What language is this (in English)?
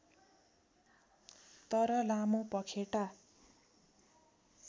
Nepali